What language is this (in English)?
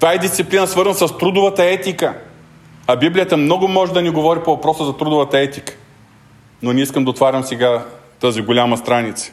Bulgarian